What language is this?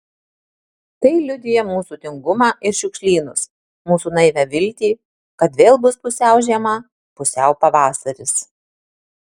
Lithuanian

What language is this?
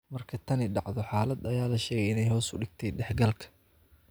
Somali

